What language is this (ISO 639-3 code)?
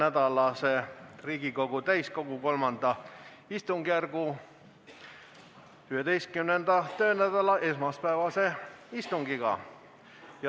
est